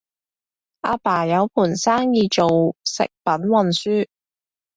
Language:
Cantonese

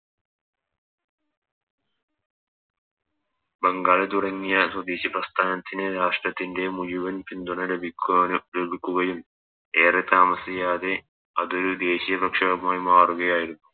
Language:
Malayalam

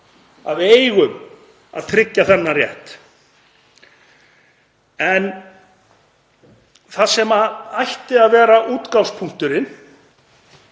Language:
Icelandic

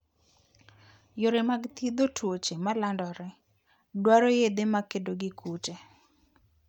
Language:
Luo (Kenya and Tanzania)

